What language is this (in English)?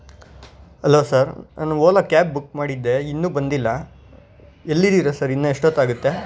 Kannada